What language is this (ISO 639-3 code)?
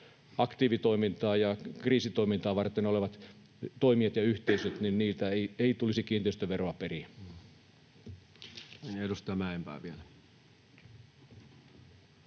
fin